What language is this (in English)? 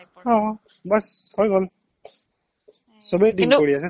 Assamese